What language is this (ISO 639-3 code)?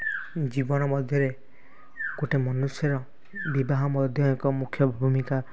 ori